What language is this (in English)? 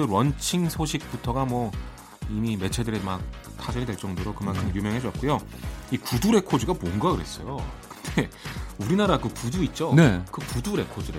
Korean